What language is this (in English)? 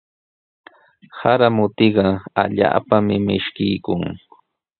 Sihuas Ancash Quechua